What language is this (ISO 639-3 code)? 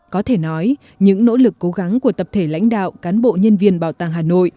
vie